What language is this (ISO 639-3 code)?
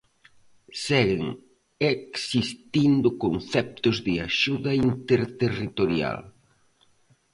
glg